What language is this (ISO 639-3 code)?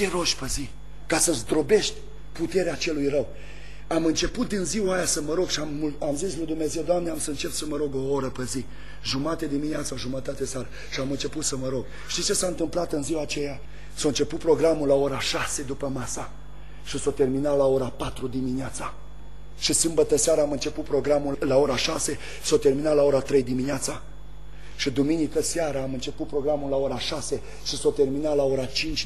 ron